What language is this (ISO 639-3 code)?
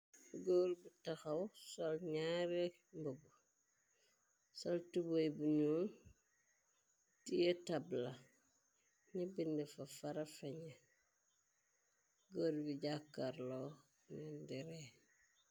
wol